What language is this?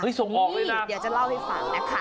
Thai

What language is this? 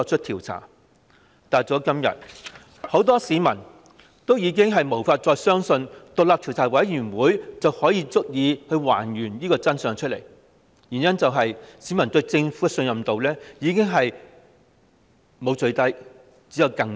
Cantonese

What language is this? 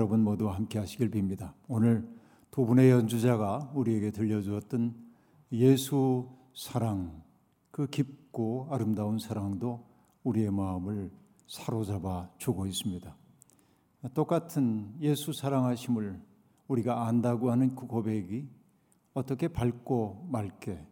Korean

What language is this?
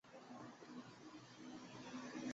Chinese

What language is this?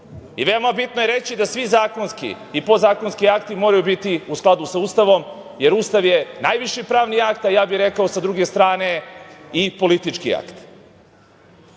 Serbian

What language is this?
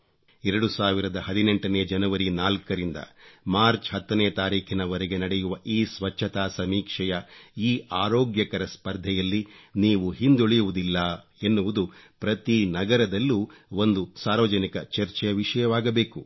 Kannada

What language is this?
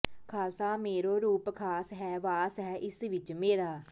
Punjabi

